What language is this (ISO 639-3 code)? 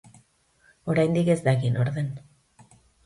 eus